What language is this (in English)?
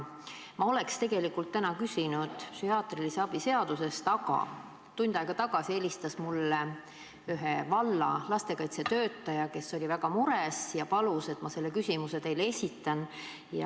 Estonian